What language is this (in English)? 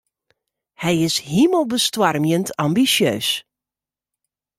Western Frisian